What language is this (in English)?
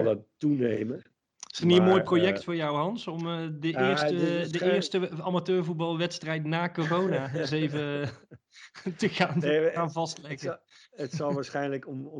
Dutch